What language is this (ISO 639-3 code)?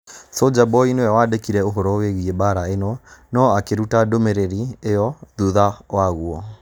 kik